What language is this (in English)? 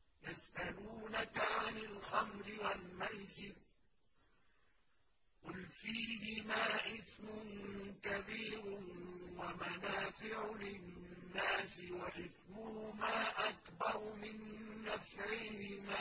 Arabic